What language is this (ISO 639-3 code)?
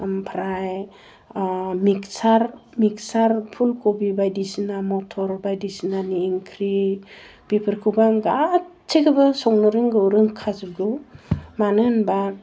brx